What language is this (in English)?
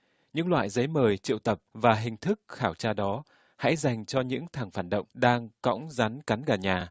Vietnamese